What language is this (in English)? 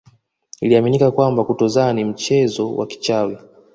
Swahili